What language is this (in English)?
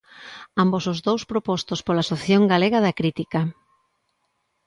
Galician